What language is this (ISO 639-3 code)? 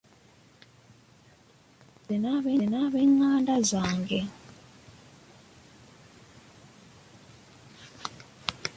lug